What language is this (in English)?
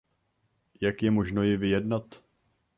Czech